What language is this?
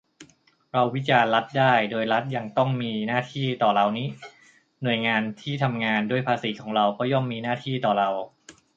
Thai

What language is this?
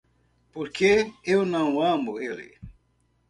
Portuguese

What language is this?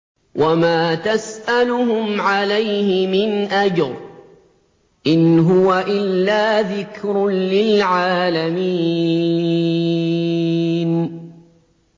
Arabic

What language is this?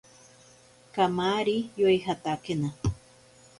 Ashéninka Perené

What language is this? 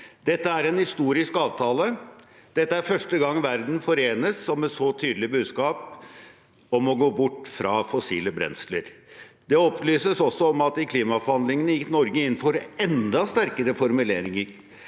Norwegian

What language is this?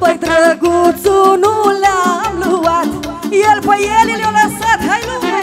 Romanian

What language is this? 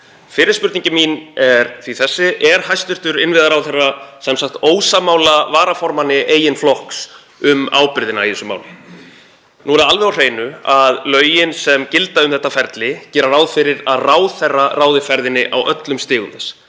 Icelandic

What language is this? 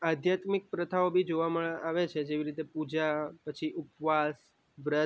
Gujarati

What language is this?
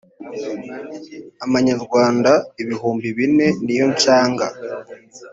Kinyarwanda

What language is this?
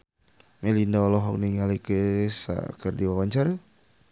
Sundanese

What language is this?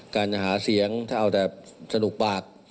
Thai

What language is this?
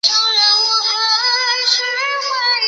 Chinese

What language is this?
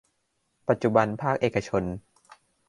Thai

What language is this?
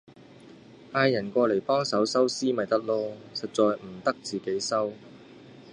Cantonese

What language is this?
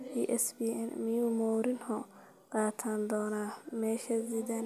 Somali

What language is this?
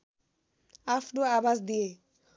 Nepali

